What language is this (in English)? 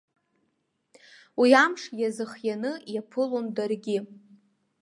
Abkhazian